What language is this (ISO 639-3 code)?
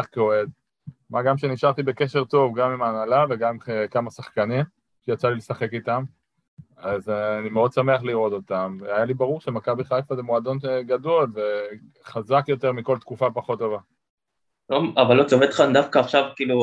heb